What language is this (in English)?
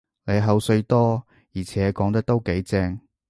Cantonese